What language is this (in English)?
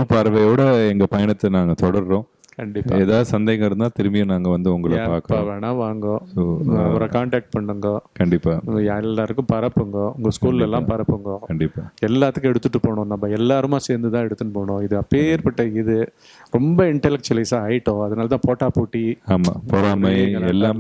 Tamil